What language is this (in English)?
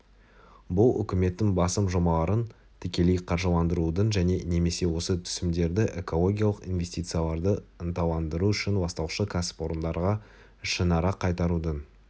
Kazakh